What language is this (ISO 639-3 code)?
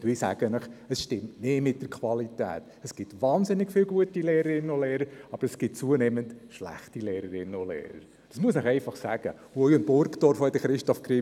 gsw